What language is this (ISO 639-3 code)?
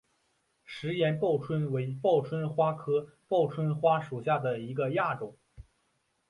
zho